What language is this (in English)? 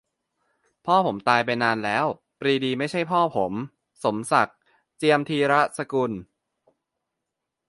Thai